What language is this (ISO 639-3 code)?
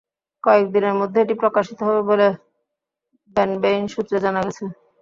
ben